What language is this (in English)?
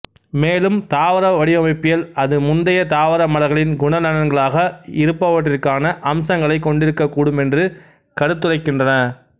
Tamil